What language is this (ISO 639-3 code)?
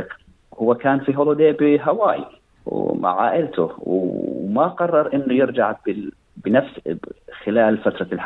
ara